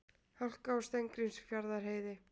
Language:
Icelandic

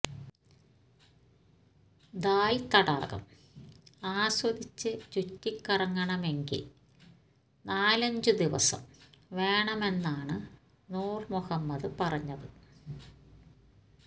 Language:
Malayalam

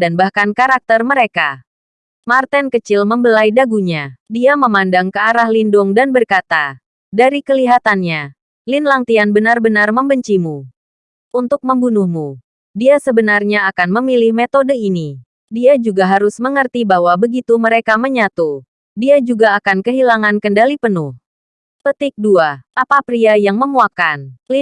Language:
Indonesian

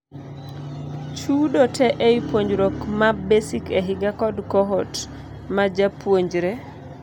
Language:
Luo (Kenya and Tanzania)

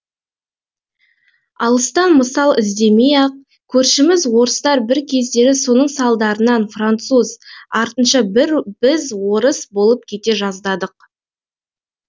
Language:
Kazakh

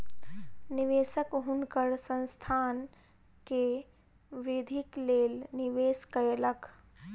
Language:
Maithili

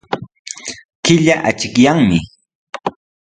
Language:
Sihuas Ancash Quechua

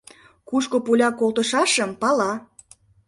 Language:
Mari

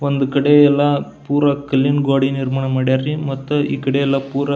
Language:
Kannada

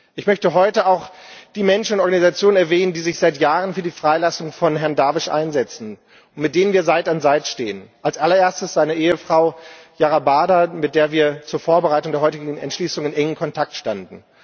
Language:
German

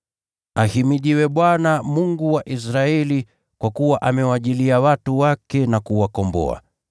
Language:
Swahili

